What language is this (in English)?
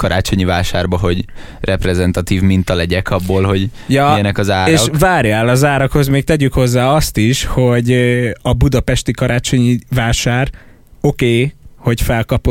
Hungarian